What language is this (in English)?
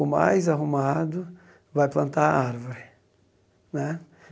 Portuguese